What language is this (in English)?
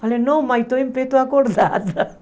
Portuguese